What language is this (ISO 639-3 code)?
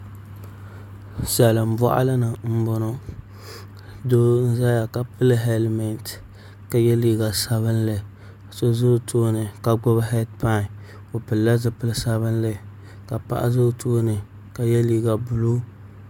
dag